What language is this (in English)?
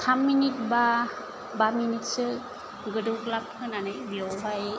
Bodo